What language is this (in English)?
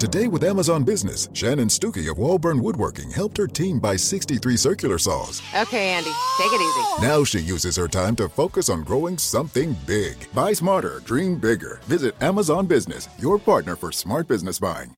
Filipino